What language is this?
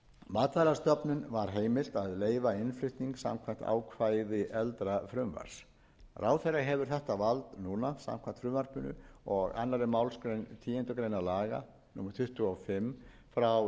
Icelandic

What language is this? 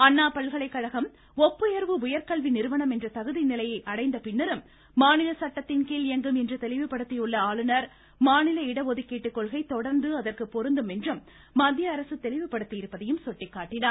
Tamil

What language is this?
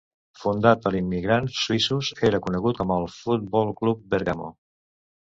Catalan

